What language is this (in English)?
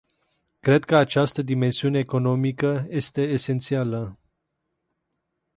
Romanian